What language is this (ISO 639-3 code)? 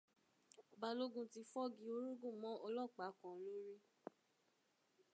yor